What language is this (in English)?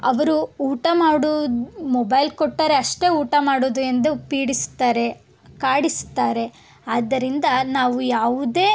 Kannada